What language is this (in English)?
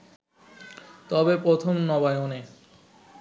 Bangla